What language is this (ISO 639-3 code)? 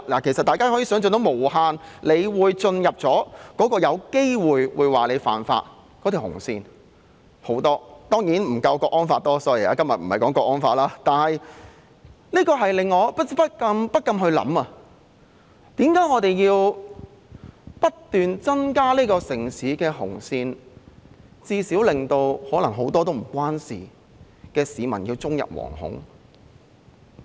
yue